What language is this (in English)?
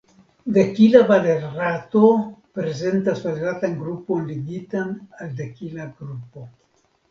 Esperanto